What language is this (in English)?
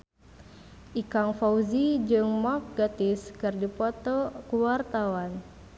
Sundanese